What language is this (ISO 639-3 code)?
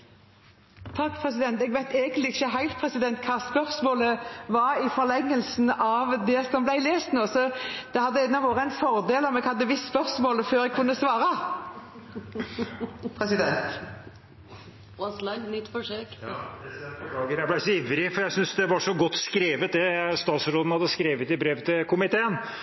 nor